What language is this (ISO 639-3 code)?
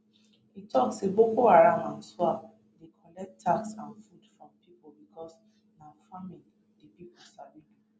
pcm